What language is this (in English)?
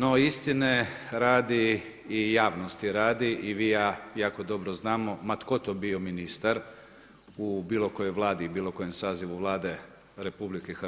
Croatian